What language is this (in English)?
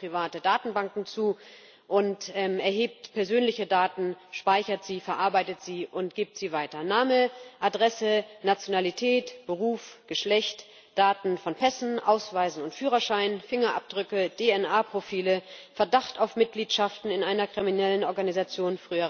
German